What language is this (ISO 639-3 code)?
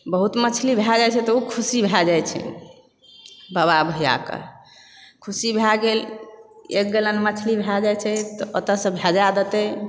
mai